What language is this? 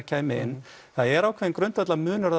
Icelandic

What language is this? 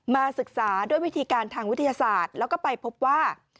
Thai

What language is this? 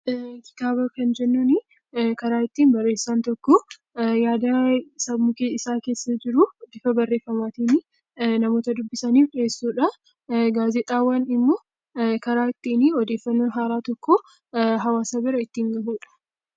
Oromo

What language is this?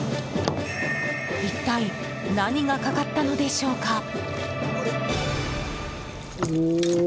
Japanese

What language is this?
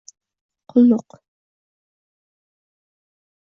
Uzbek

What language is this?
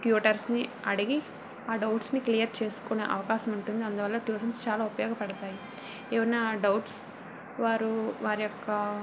Telugu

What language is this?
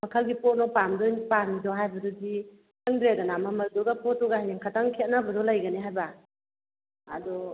Manipuri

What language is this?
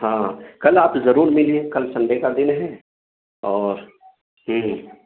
Urdu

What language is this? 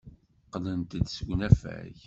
Kabyle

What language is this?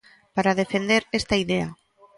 Galician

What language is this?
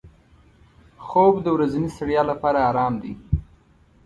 Pashto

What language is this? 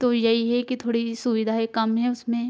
Hindi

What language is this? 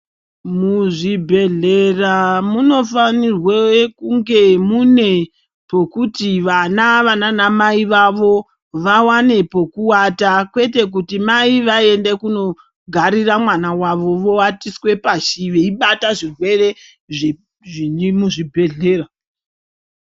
Ndau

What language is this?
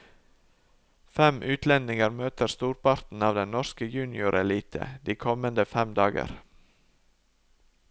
Norwegian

